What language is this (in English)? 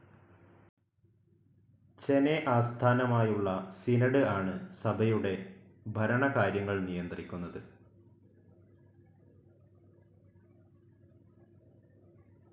Malayalam